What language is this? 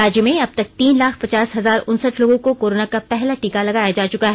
Hindi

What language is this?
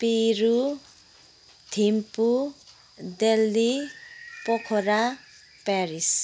Nepali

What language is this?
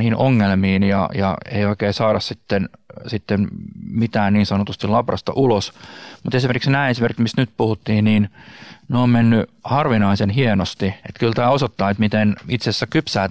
Finnish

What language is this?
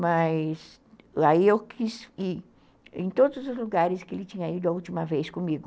Portuguese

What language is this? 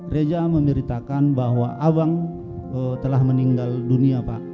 Indonesian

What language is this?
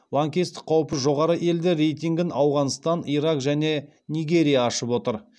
Kazakh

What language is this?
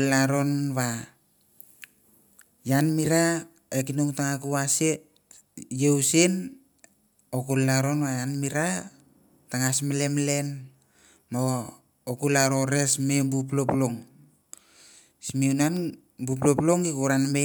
Mandara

